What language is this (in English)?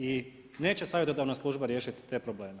Croatian